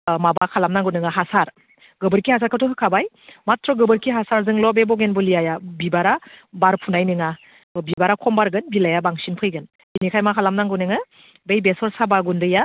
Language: Bodo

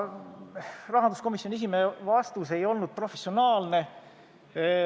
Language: Estonian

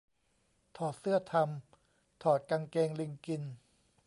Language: Thai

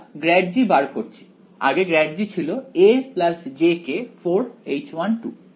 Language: Bangla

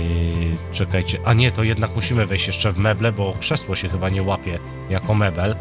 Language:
Polish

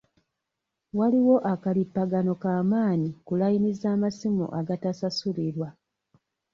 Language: Ganda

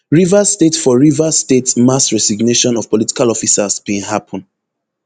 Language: Nigerian Pidgin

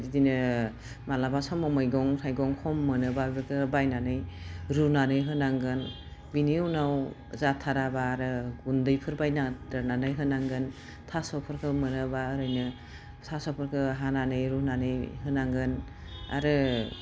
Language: Bodo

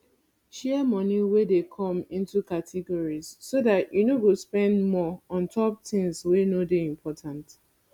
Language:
Nigerian Pidgin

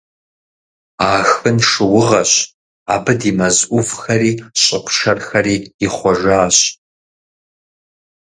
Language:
Kabardian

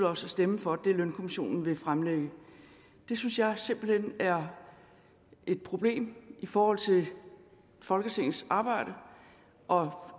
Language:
Danish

